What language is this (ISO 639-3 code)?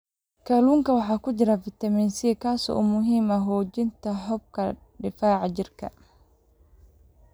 som